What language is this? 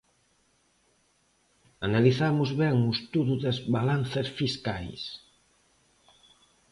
Galician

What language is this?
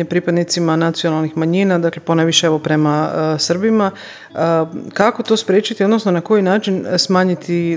Croatian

